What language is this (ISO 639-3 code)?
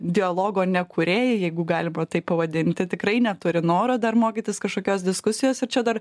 lit